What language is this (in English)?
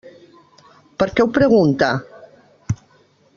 Catalan